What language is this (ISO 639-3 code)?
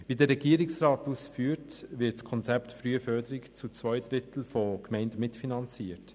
gsw